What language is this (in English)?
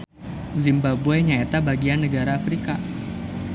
Sundanese